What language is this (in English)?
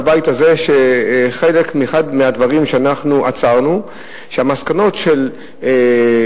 Hebrew